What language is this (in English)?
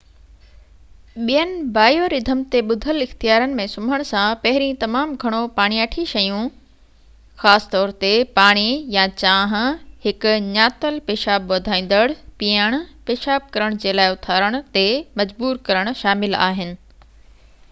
Sindhi